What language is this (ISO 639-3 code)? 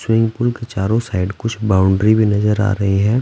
hin